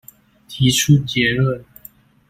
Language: Chinese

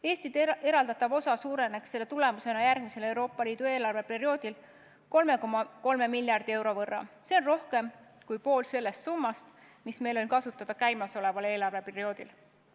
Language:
Estonian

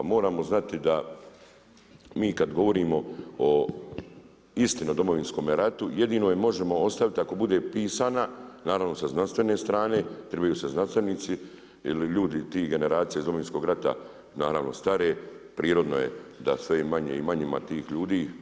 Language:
Croatian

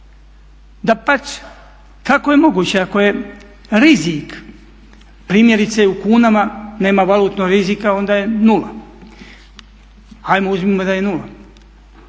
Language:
Croatian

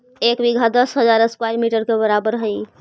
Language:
Magahi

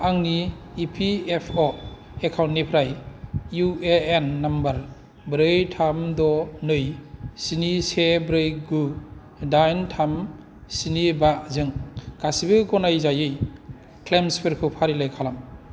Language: Bodo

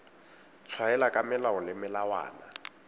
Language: Tswana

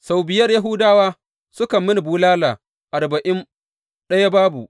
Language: Hausa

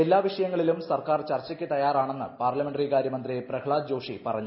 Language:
Malayalam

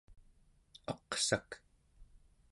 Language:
Central Yupik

